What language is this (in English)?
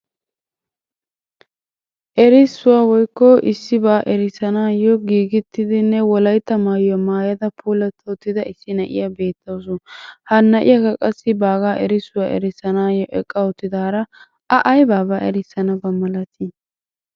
Wolaytta